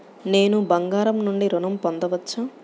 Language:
Telugu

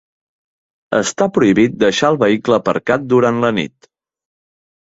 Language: Catalan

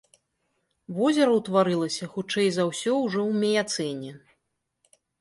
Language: Belarusian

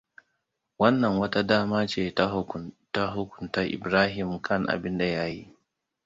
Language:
Hausa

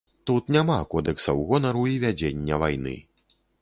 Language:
Belarusian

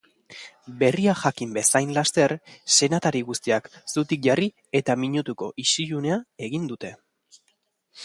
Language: Basque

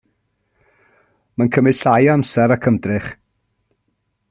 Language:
Welsh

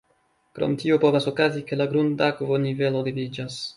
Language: Esperanto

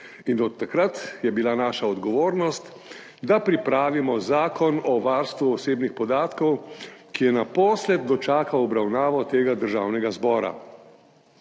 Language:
Slovenian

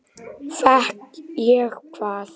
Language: Icelandic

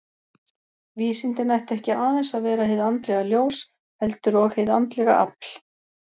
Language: Icelandic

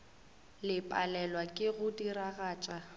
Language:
Northern Sotho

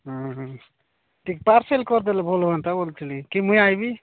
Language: Odia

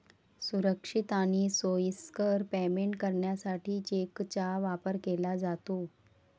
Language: Marathi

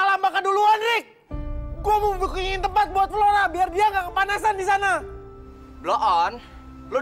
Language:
Indonesian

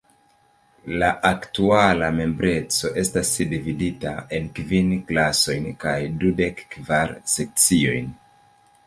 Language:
Esperanto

